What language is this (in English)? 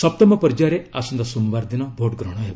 Odia